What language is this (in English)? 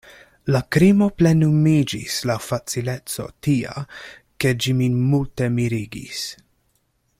Esperanto